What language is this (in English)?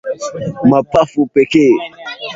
Swahili